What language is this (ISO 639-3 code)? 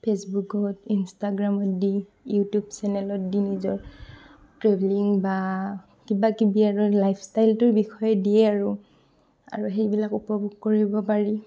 asm